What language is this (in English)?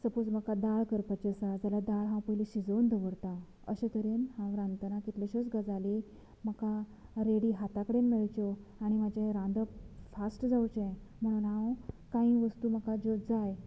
Konkani